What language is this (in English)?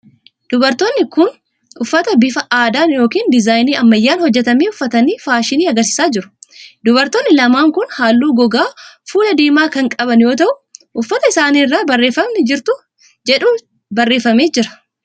Oromo